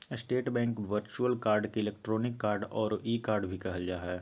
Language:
Magahi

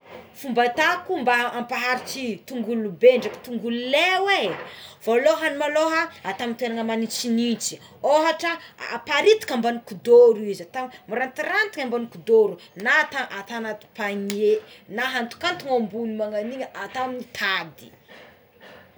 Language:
Tsimihety Malagasy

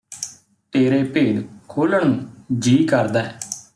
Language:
Punjabi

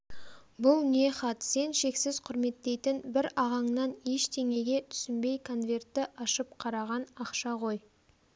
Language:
Kazakh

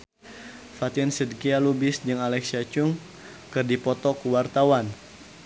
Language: Sundanese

